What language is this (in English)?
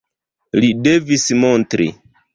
Esperanto